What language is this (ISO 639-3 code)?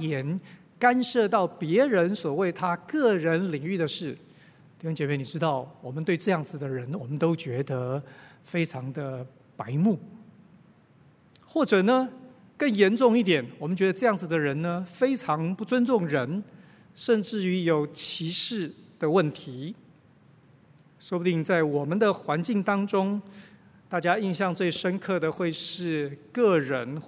zho